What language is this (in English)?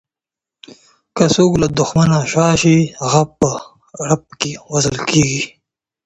Pashto